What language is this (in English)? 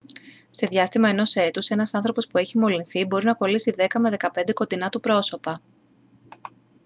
Greek